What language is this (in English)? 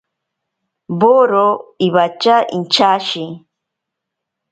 Ashéninka Perené